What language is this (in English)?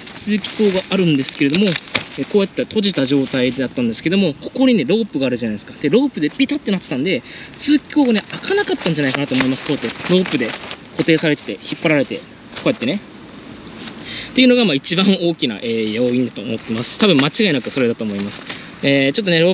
Japanese